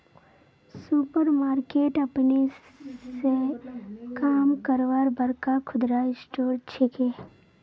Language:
Magahi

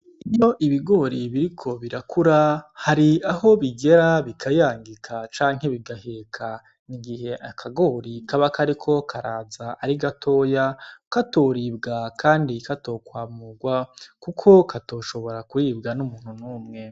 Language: Rundi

